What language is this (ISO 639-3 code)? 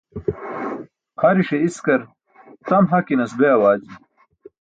bsk